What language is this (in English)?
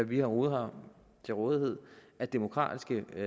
Danish